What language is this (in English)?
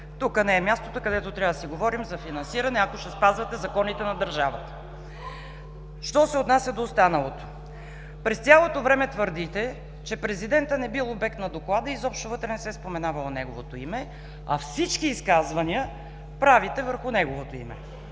Bulgarian